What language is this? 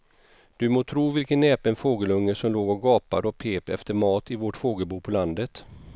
Swedish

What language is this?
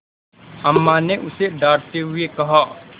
Hindi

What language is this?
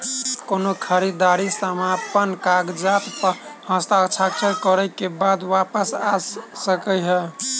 Maithili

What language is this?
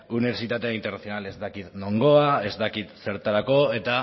Basque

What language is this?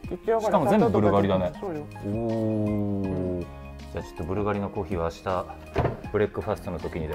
Japanese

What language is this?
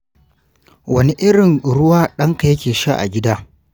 Hausa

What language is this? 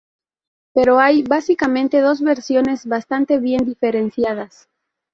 Spanish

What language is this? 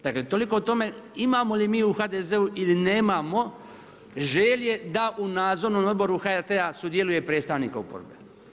Croatian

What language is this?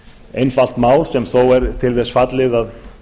Icelandic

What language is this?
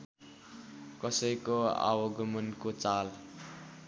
Nepali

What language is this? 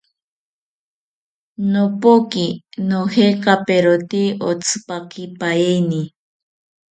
South Ucayali Ashéninka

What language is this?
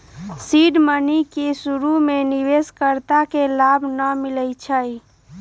Magahi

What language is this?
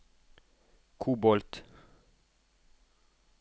Norwegian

